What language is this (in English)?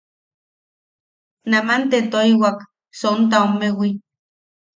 Yaqui